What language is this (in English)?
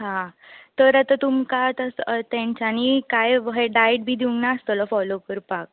Konkani